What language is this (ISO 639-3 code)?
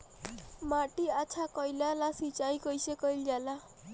bho